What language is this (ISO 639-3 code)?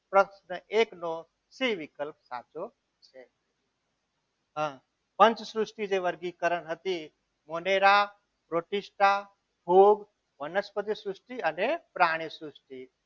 guj